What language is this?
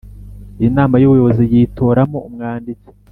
Kinyarwanda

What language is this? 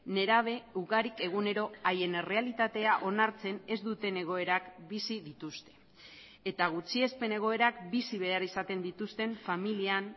Basque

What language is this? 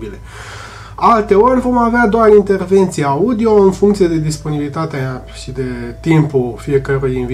Romanian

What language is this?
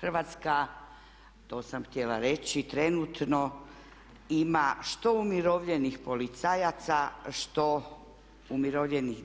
Croatian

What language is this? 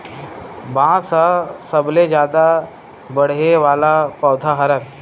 Chhattisgarhi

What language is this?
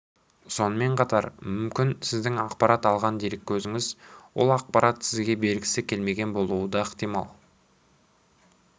Kazakh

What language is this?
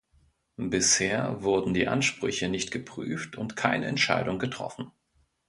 German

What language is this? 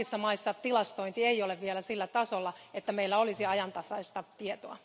Finnish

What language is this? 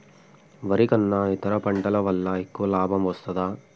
Telugu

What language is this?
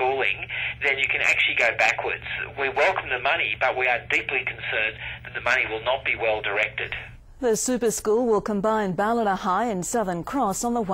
English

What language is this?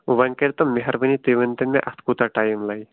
Kashmiri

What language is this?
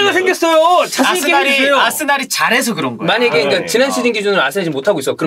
Korean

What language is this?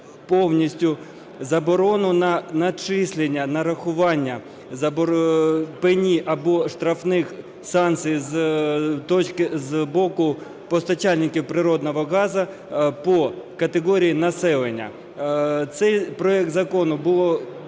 Ukrainian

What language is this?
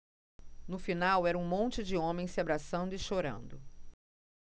Portuguese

